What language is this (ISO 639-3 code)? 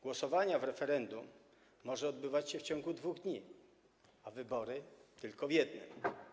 pol